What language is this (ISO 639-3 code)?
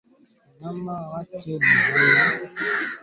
swa